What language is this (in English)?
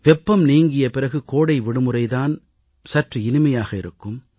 Tamil